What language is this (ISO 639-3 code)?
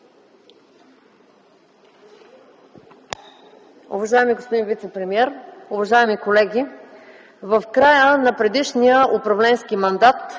bul